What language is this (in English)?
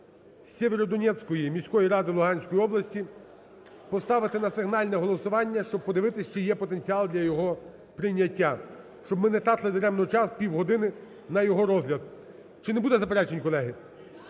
Ukrainian